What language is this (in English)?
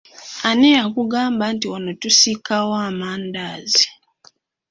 Ganda